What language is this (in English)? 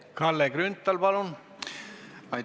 Estonian